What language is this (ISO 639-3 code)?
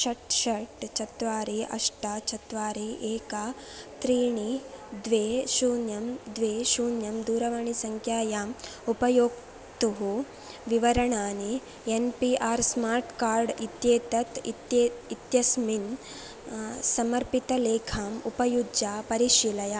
san